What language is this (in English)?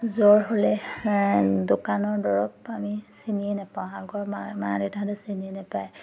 Assamese